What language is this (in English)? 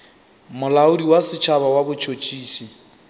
Northern Sotho